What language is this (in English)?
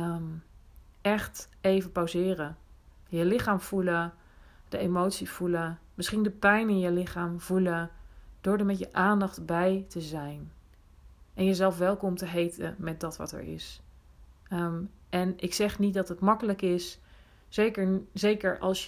Dutch